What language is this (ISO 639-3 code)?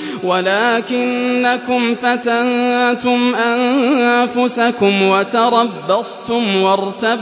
ara